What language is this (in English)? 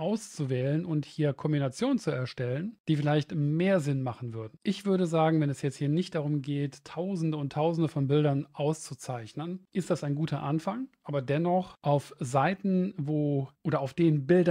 German